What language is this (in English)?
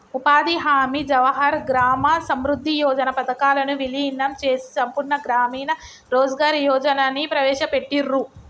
Telugu